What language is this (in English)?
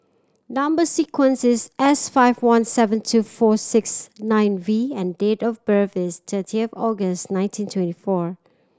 English